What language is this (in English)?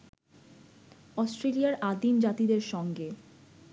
Bangla